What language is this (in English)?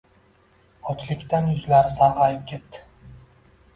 Uzbek